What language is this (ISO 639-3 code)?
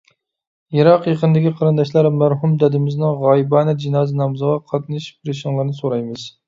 uig